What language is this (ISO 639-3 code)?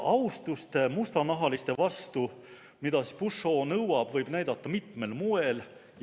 est